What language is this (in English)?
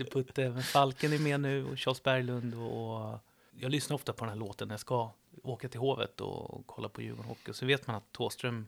Swedish